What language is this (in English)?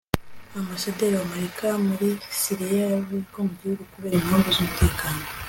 Kinyarwanda